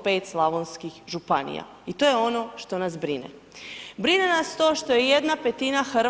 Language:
Croatian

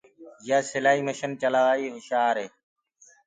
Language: Gurgula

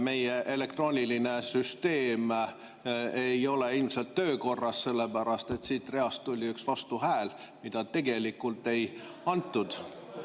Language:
Estonian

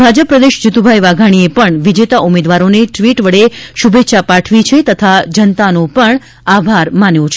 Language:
Gujarati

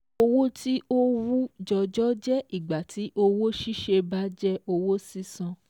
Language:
Yoruba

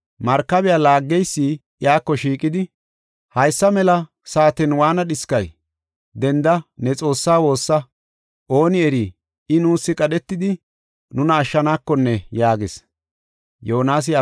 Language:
Gofa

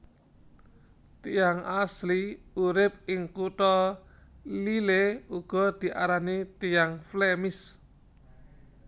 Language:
Javanese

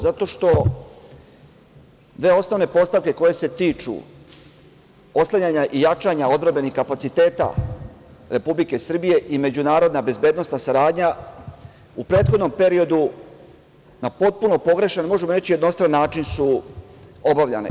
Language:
Serbian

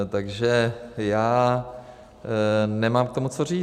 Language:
Czech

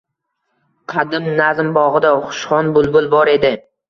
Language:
Uzbek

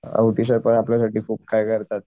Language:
Marathi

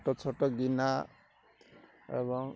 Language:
Odia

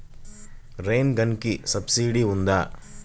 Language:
Telugu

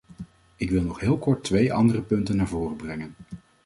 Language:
Dutch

